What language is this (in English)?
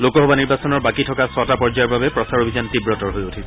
Assamese